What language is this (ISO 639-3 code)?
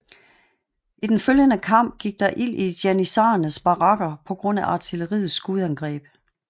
dan